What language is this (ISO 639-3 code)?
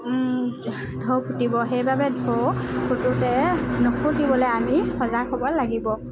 asm